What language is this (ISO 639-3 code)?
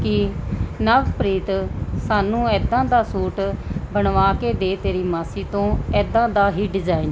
pan